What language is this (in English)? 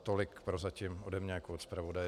Czech